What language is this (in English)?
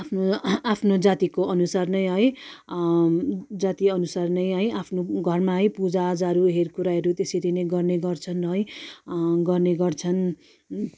Nepali